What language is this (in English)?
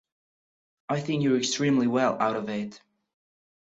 English